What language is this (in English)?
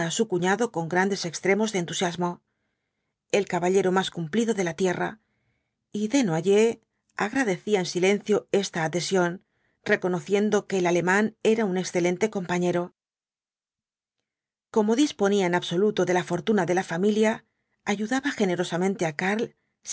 Spanish